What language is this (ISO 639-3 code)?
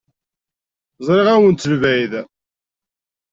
kab